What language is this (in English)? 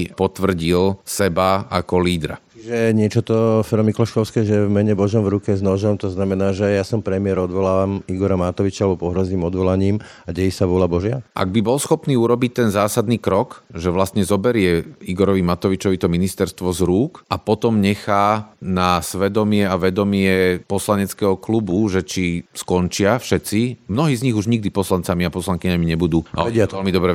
Slovak